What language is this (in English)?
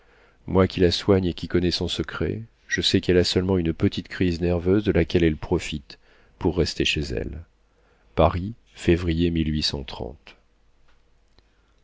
French